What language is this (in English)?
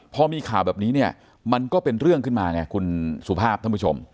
Thai